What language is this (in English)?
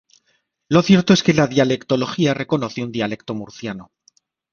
Spanish